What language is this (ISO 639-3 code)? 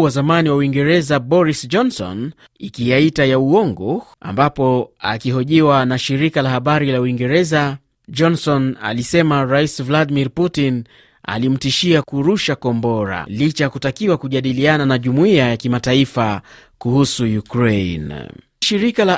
swa